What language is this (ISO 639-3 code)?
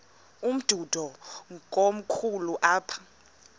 xho